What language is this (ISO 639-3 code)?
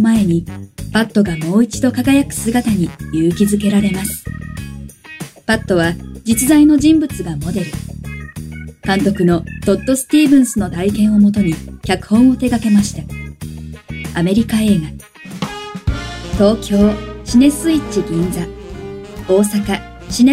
jpn